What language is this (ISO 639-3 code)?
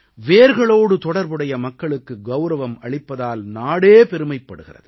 tam